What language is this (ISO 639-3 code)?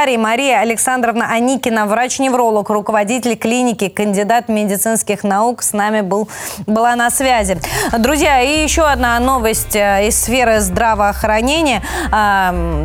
rus